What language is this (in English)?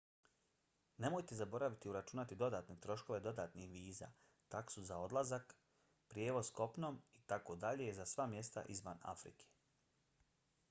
Bosnian